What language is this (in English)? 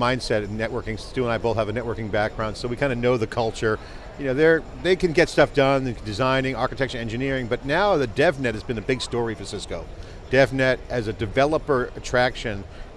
English